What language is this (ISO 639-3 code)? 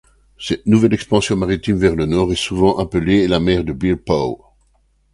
fra